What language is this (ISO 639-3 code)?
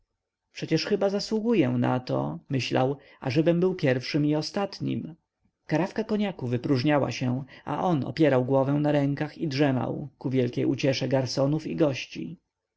pol